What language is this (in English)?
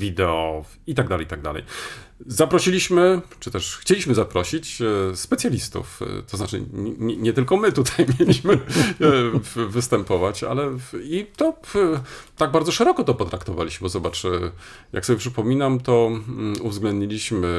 Polish